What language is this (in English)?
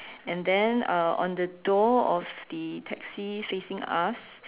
English